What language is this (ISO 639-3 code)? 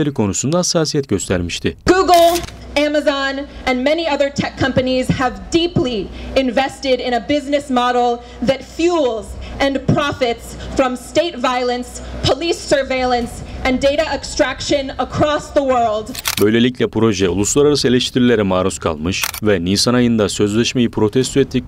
tur